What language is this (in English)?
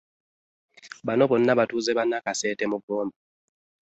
Ganda